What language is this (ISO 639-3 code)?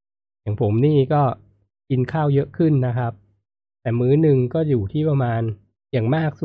tha